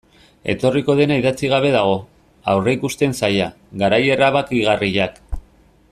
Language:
Basque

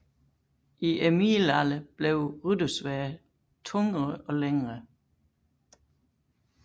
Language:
Danish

